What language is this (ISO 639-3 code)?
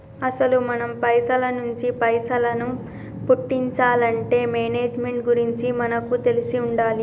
tel